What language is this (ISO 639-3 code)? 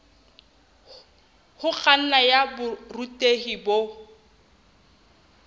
sot